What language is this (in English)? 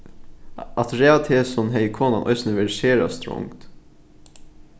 Faroese